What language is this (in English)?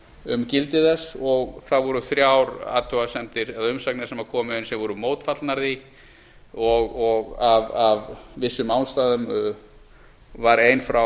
Icelandic